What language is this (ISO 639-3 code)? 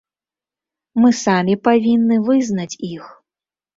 bel